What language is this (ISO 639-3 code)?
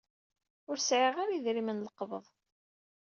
kab